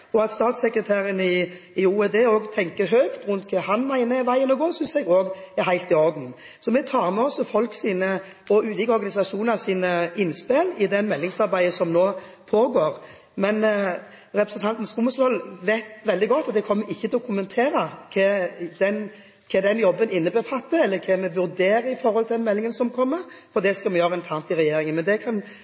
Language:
Norwegian Bokmål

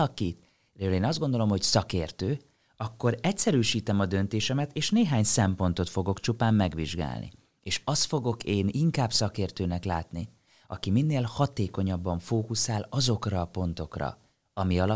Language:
Hungarian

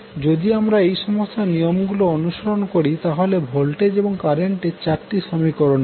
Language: Bangla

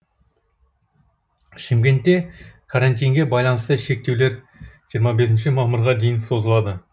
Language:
Kazakh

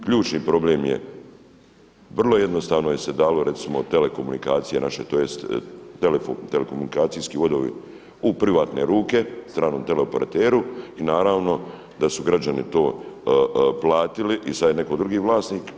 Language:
Croatian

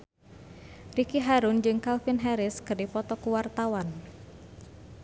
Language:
Sundanese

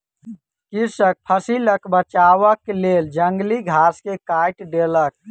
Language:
Maithili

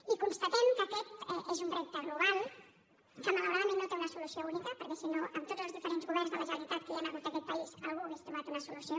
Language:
Catalan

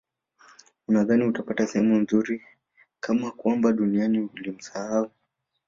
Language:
Swahili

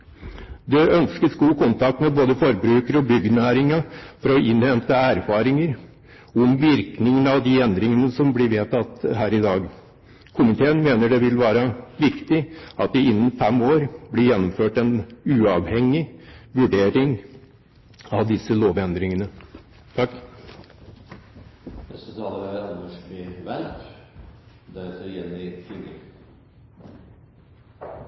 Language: Norwegian Bokmål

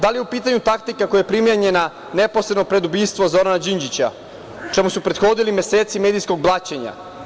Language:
Serbian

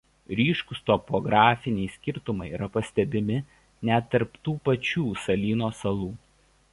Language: Lithuanian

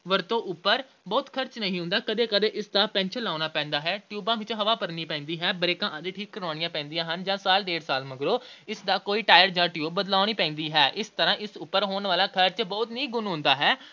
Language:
Punjabi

